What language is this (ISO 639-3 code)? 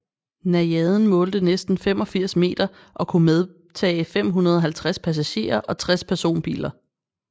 dan